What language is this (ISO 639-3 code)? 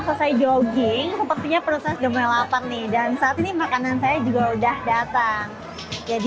ind